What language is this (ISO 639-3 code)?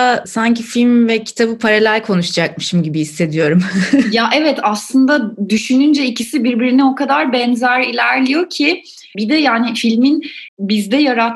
tur